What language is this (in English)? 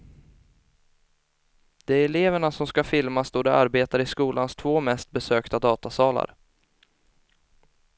Swedish